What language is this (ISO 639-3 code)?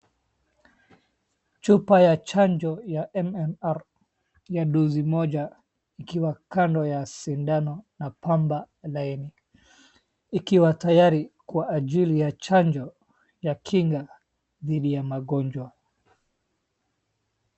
swa